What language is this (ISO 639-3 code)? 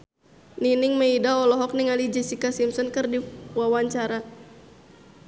sun